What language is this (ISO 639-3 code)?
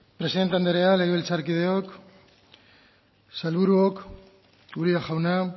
eus